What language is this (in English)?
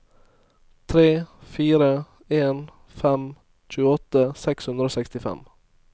Norwegian